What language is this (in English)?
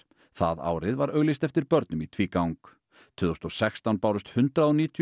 Icelandic